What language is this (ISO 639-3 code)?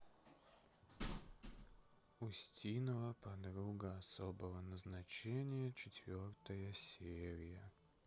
rus